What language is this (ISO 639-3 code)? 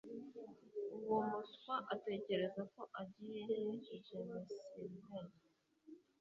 kin